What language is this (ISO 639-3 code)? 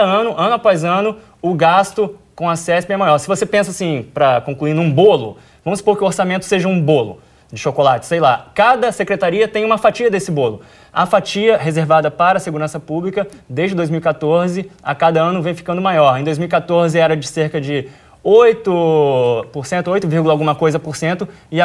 por